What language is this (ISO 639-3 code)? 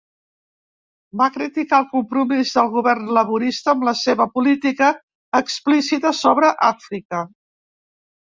cat